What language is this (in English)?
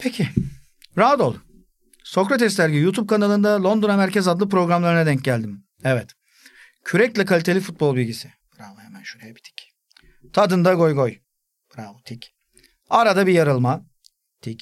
Turkish